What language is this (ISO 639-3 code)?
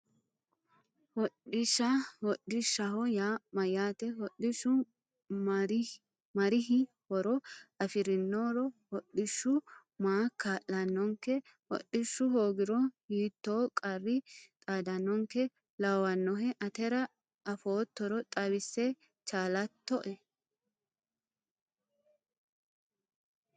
sid